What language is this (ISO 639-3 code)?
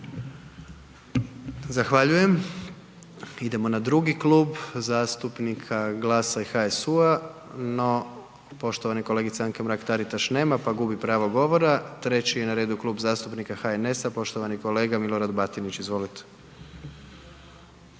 hrv